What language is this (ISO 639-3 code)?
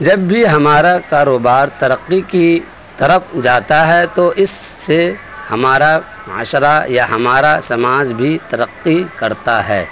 urd